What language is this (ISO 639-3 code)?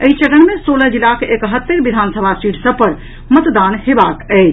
mai